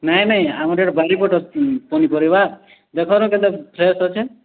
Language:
Odia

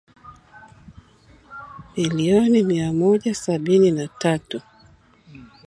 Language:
Swahili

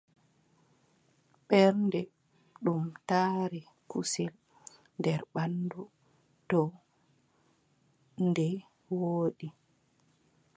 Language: Adamawa Fulfulde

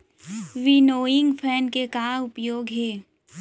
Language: Chhattisgarhi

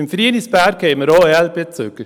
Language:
Swiss German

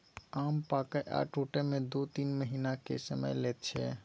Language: Maithili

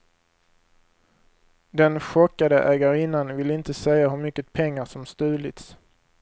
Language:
Swedish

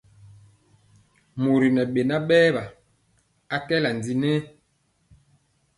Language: Mpiemo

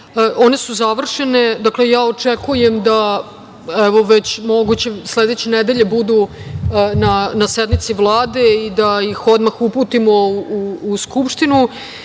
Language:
Serbian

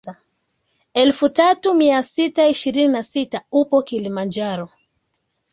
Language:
Swahili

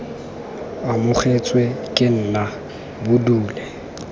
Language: Tswana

